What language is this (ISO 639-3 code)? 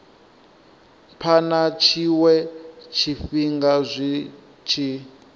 ven